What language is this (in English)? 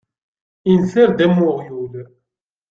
Kabyle